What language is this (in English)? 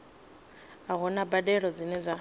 Venda